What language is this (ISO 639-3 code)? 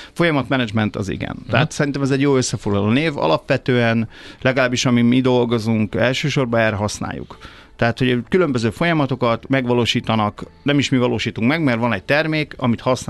hun